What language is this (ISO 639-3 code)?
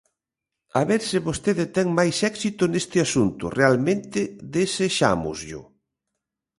glg